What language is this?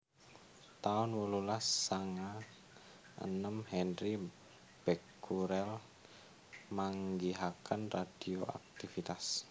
Javanese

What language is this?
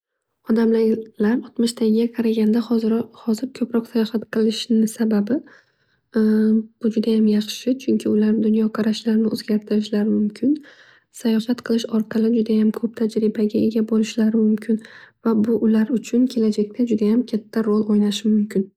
Uzbek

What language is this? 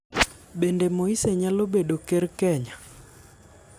Luo (Kenya and Tanzania)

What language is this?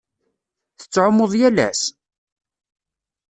Kabyle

